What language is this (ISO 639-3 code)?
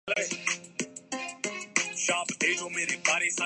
urd